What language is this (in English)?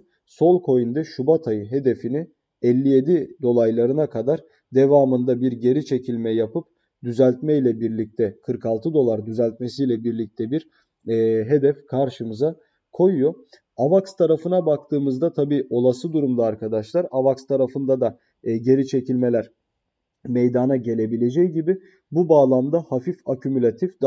Turkish